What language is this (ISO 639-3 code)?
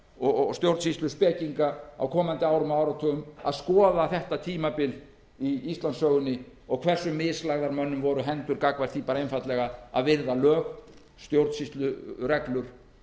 isl